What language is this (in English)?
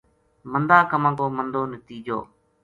Gujari